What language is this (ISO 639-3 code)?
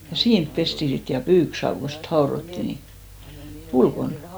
fin